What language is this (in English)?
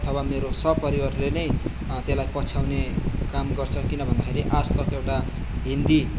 Nepali